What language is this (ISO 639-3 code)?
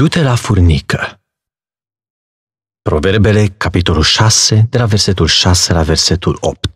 ron